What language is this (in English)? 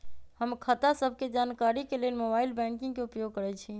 Magahi